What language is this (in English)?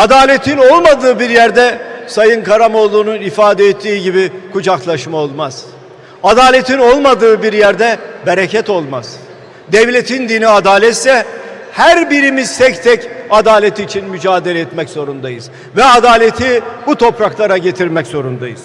Turkish